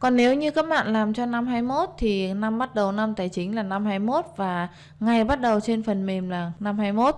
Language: Vietnamese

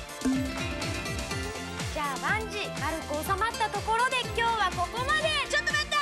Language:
Japanese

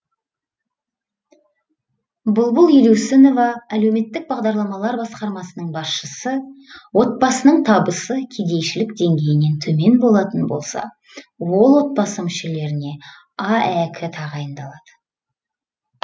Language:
Kazakh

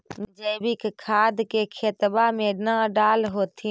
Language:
Magahi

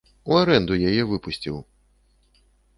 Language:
Belarusian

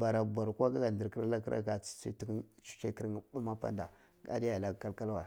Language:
Cibak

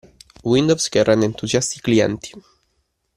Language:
Italian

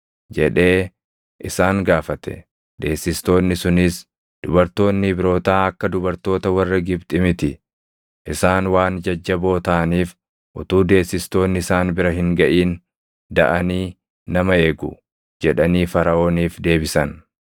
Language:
Oromo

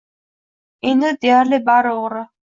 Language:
Uzbek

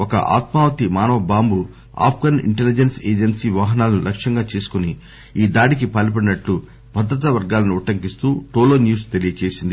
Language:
Telugu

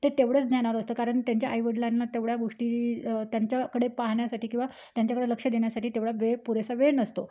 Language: Marathi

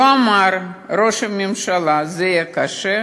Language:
Hebrew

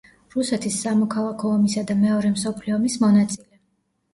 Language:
Georgian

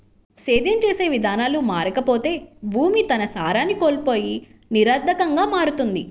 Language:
Telugu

